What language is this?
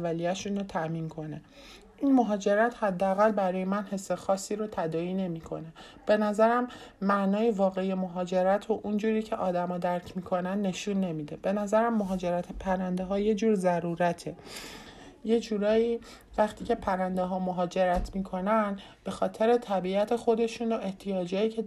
Persian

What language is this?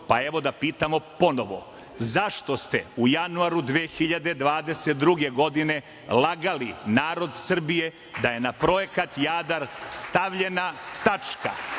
Serbian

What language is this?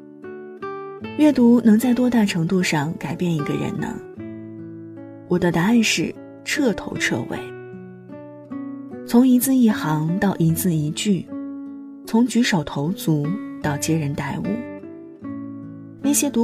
Chinese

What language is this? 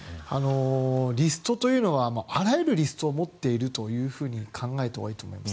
Japanese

